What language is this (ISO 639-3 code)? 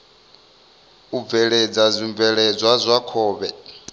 ven